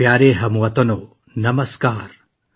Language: Urdu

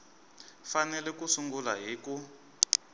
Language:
Tsonga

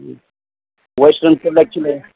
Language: Manipuri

